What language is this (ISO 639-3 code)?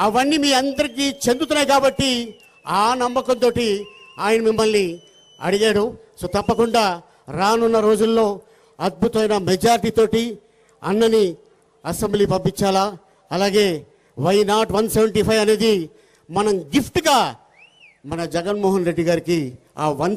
tel